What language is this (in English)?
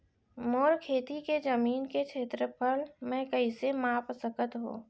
Chhattisgarhi